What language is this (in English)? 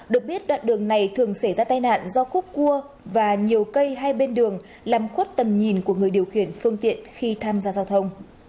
Vietnamese